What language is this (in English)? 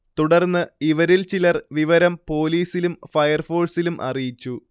Malayalam